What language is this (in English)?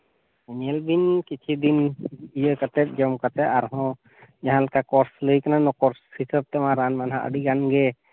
Santali